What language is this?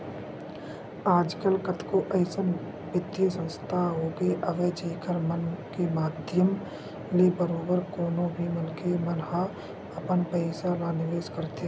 Chhattisgarhi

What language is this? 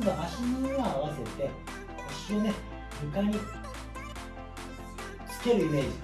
Japanese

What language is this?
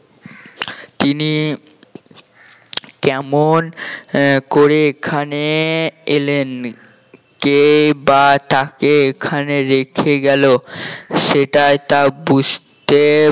Bangla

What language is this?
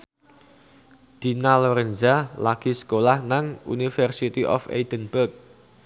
Javanese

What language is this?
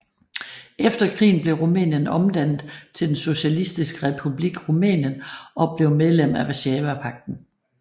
Danish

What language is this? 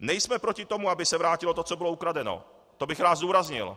Czech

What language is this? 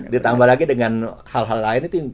Indonesian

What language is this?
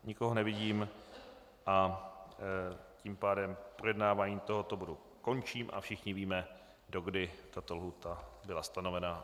Czech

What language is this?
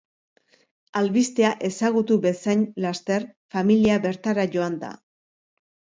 Basque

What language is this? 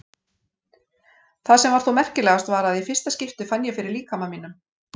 Icelandic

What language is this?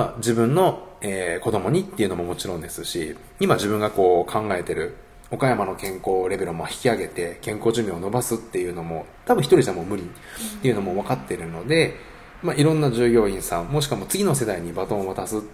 Japanese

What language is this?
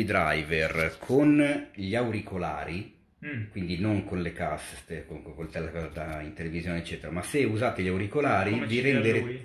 Italian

